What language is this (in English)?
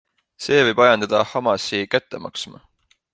Estonian